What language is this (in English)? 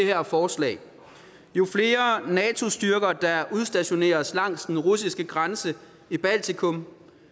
Danish